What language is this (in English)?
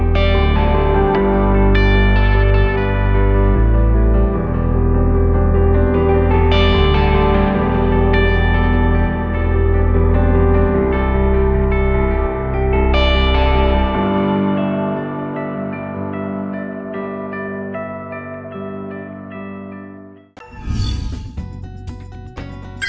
Vietnamese